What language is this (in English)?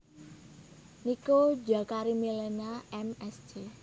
Javanese